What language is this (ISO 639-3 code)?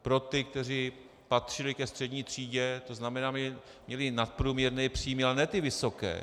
ces